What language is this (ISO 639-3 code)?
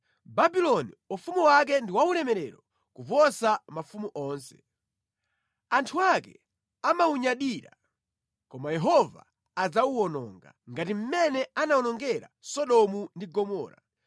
nya